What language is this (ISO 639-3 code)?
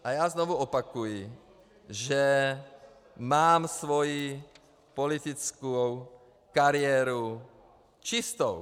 ces